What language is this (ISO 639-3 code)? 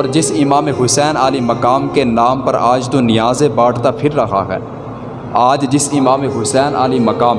urd